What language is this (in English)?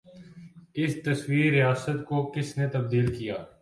Urdu